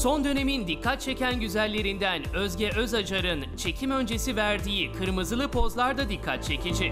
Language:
Turkish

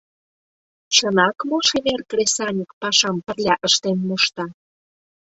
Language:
Mari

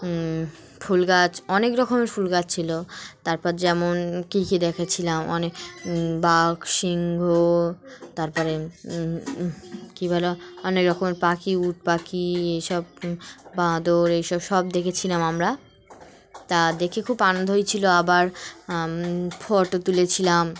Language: Bangla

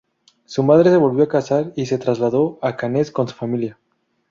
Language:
Spanish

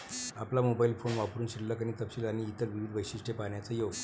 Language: Marathi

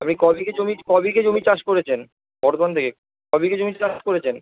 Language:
Bangla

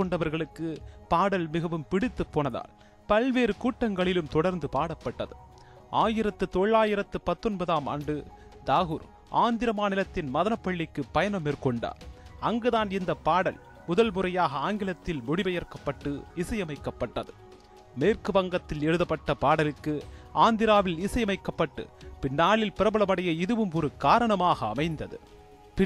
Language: Tamil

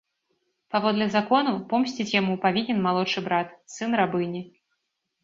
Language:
Belarusian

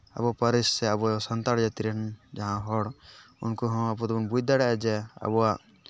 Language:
Santali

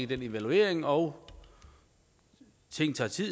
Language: Danish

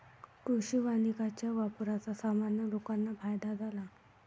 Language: Marathi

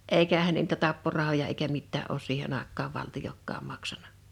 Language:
Finnish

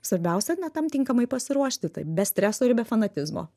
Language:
Lithuanian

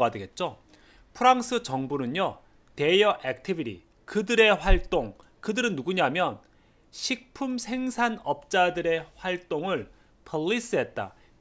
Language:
Korean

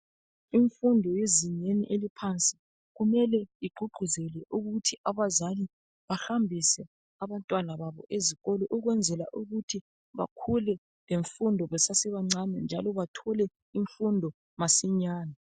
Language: North Ndebele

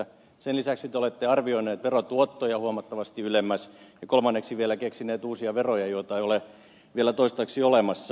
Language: Finnish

